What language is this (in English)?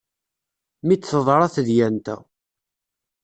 Kabyle